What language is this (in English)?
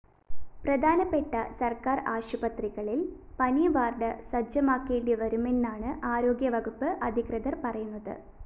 Malayalam